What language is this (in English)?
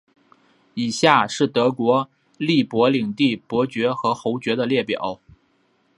Chinese